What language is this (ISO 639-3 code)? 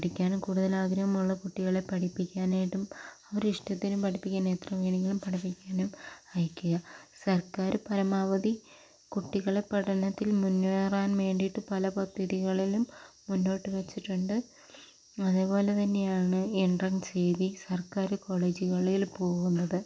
mal